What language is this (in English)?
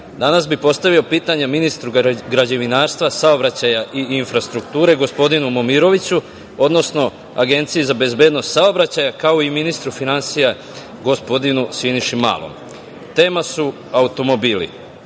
Serbian